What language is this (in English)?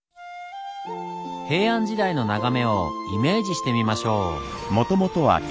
Japanese